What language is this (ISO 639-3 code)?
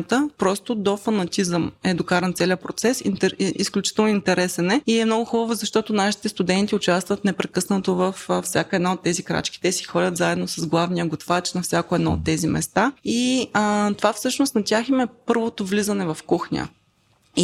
bul